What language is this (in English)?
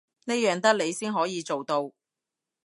Cantonese